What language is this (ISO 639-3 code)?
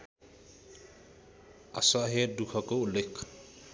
nep